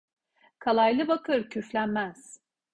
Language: Turkish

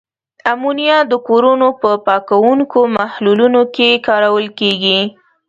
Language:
Pashto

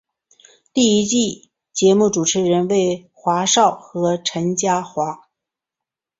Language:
Chinese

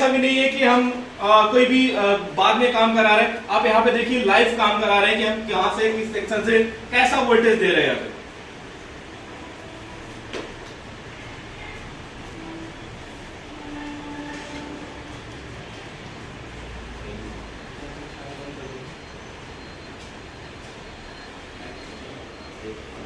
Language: Hindi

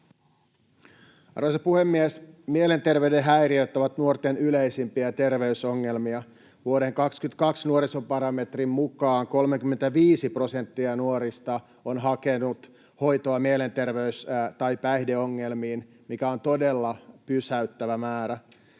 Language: Finnish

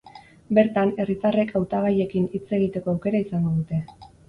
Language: Basque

